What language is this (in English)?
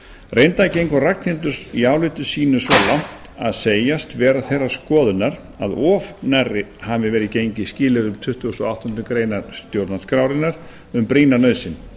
Icelandic